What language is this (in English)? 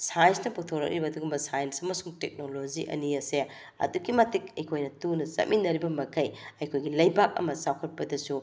Manipuri